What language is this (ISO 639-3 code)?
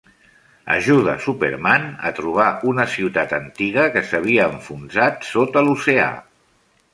cat